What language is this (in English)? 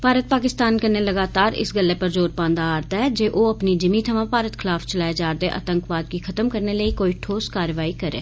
Dogri